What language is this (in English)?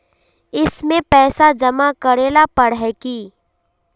Magahi